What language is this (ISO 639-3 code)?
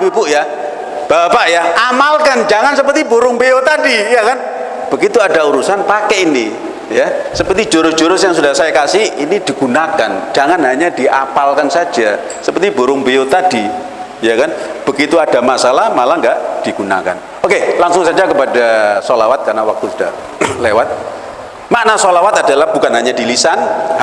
ind